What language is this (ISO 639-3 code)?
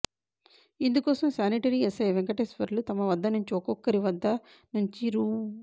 tel